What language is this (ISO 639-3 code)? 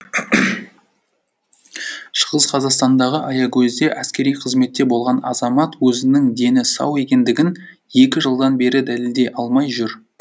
kaz